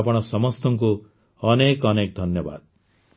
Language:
Odia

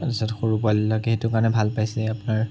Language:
Assamese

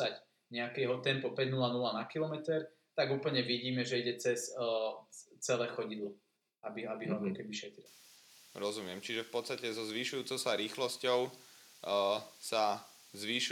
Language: Slovak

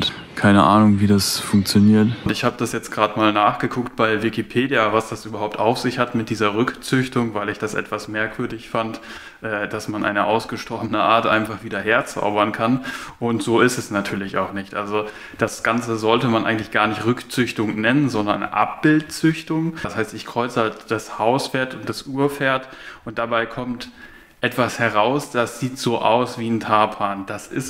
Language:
German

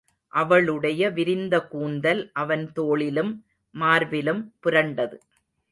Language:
Tamil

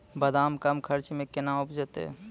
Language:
Maithili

